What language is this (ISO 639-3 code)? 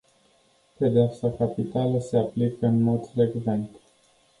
ron